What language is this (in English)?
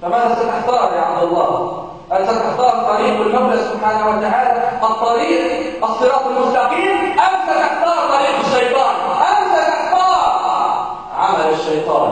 Arabic